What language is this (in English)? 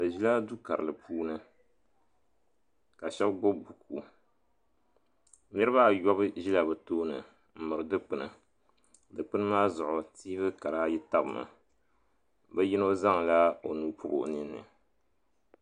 Dagbani